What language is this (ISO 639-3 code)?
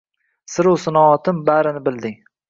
uzb